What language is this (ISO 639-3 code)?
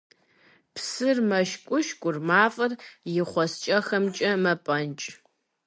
kbd